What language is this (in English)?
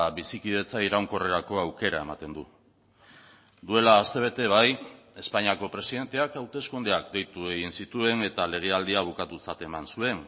Basque